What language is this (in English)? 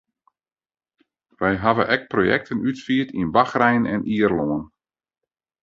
Western Frisian